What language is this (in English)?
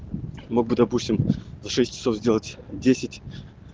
Russian